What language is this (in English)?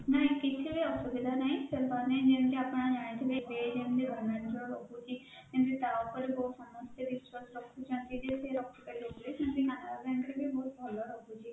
Odia